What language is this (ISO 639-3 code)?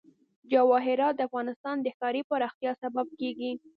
pus